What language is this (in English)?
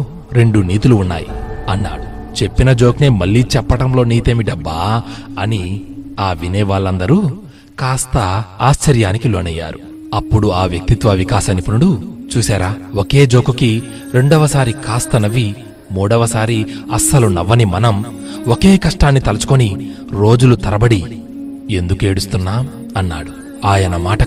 Telugu